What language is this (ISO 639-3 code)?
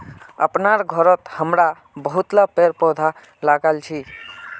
mag